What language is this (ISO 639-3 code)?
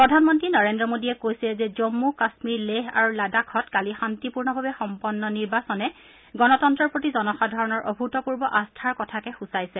asm